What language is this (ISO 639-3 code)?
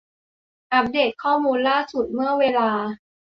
tha